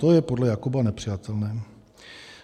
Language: Czech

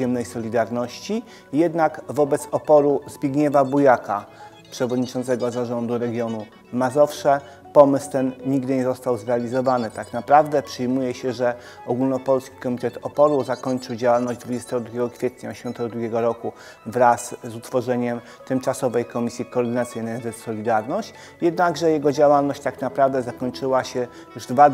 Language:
Polish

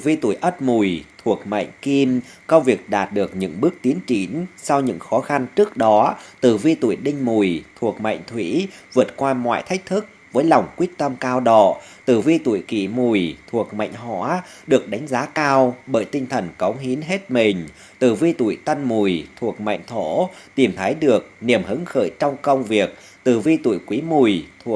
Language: Vietnamese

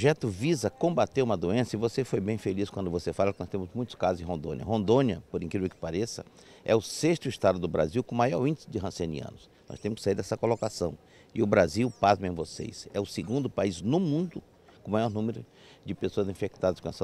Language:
Portuguese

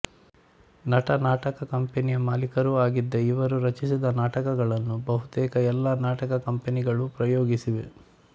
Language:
Kannada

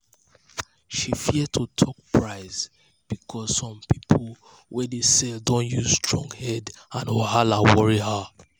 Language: Nigerian Pidgin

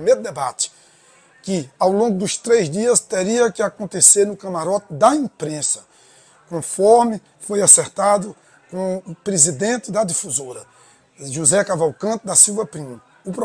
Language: Portuguese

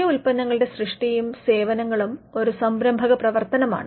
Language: Malayalam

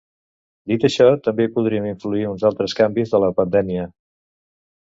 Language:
Catalan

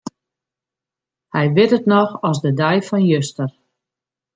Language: Western Frisian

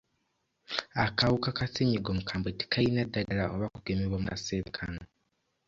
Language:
Ganda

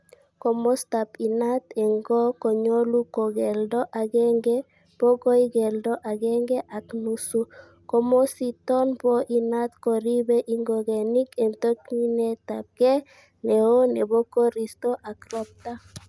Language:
Kalenjin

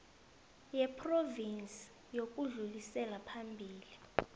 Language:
South Ndebele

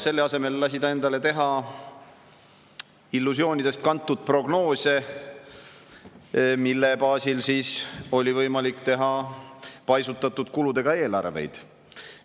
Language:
Estonian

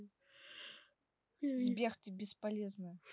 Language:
Russian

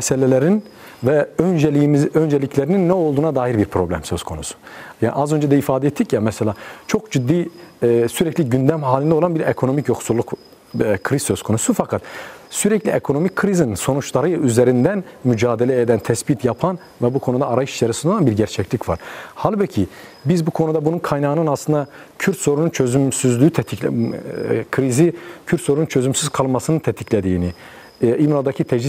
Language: Turkish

